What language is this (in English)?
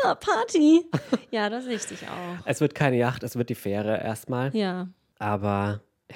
German